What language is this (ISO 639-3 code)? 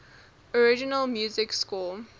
eng